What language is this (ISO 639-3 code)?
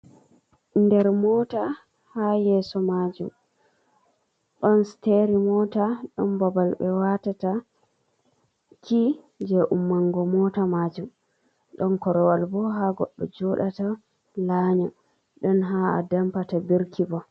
ful